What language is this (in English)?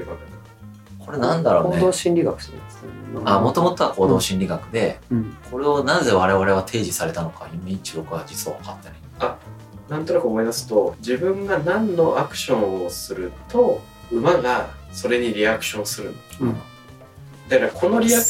Japanese